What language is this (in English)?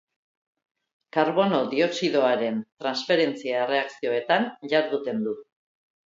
Basque